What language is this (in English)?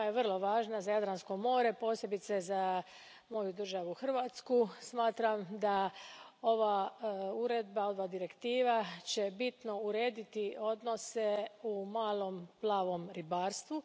Croatian